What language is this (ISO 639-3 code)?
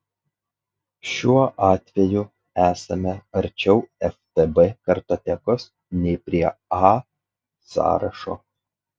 lit